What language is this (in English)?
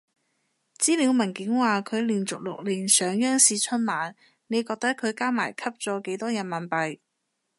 Cantonese